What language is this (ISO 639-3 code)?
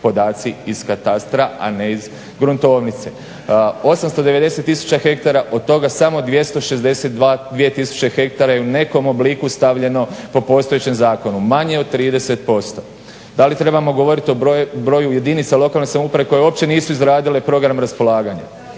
hrv